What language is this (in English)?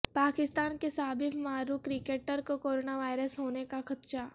Urdu